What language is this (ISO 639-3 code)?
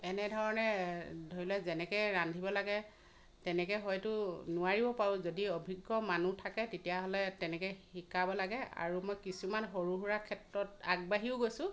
asm